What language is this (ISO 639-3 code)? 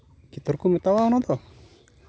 sat